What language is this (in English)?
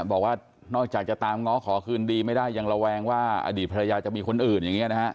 Thai